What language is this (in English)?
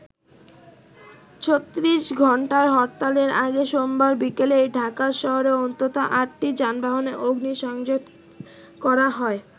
Bangla